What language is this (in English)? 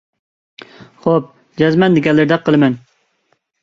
Uyghur